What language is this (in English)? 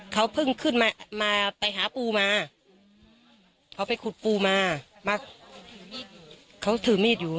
Thai